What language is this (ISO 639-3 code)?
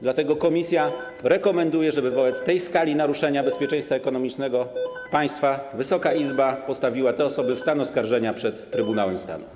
pol